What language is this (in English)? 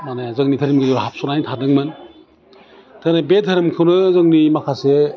Bodo